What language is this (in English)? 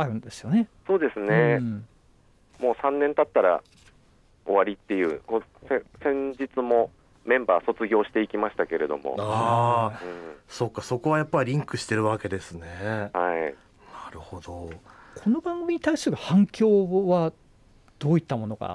Japanese